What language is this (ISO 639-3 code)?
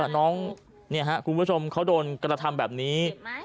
tha